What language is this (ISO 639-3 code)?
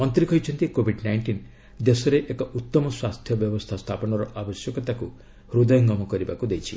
ori